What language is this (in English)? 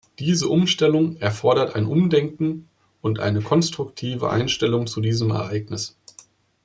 German